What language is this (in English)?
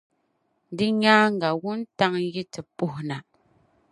Dagbani